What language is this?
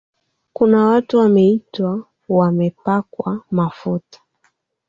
Swahili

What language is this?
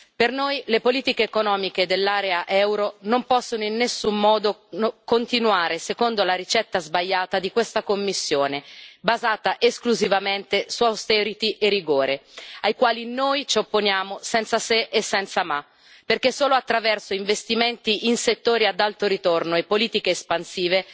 Italian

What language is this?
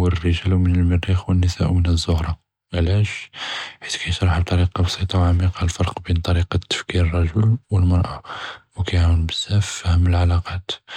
Judeo-Arabic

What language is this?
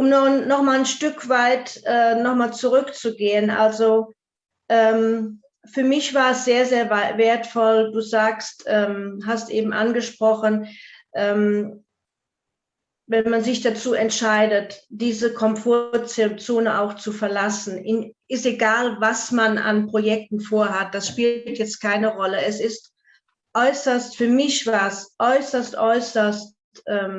German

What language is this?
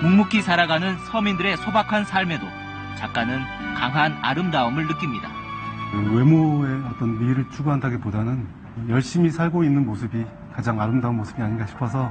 Korean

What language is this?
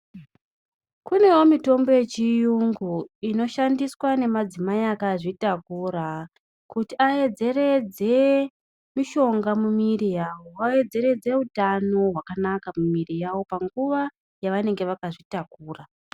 Ndau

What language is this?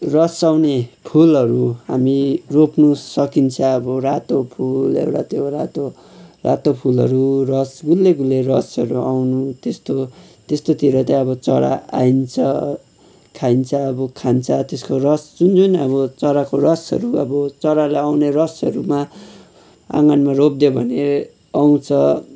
Nepali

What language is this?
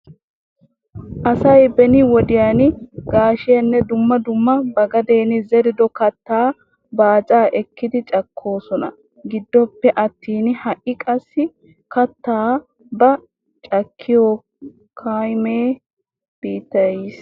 Wolaytta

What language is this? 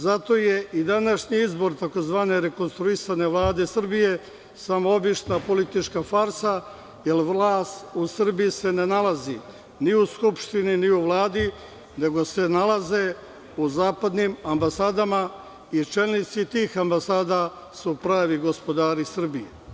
Serbian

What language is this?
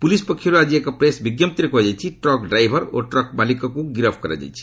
Odia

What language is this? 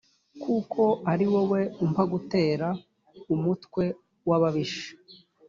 Kinyarwanda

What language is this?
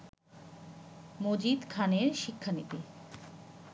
Bangla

